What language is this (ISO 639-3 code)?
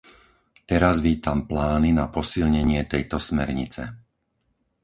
slk